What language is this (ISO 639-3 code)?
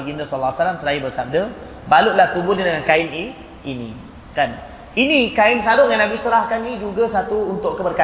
msa